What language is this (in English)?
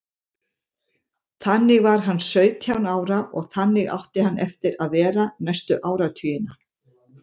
Icelandic